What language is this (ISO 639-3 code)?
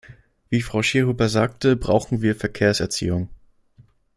deu